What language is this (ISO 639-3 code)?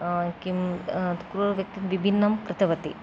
san